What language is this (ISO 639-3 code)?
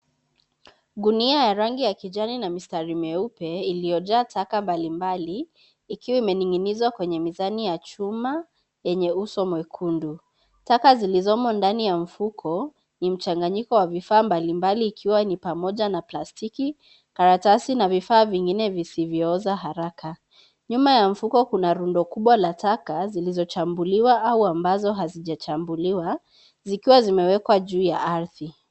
swa